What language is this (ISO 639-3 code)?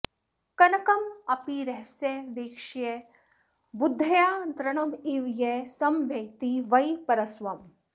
san